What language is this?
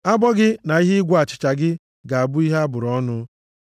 Igbo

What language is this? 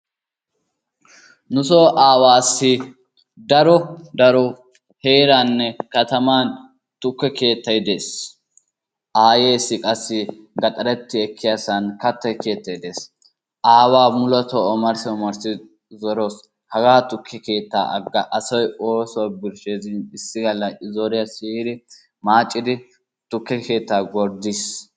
Wolaytta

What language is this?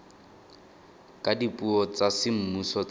Tswana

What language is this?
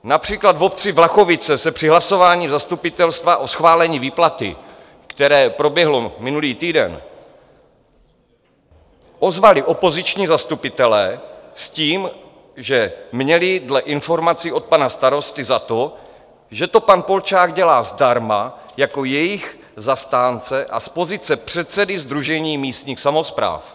Czech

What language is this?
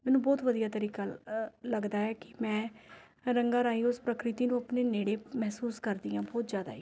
Punjabi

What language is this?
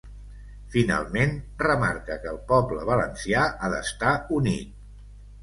Catalan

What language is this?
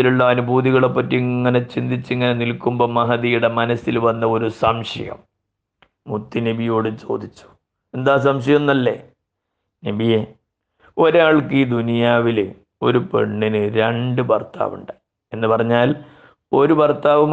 Malayalam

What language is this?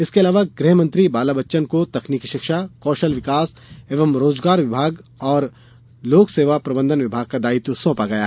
Hindi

